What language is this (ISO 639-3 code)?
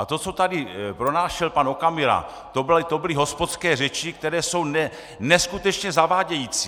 ces